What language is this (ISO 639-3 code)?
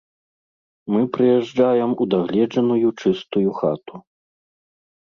bel